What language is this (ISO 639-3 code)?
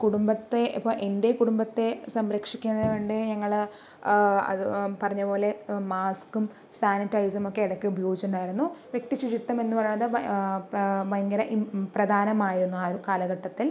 mal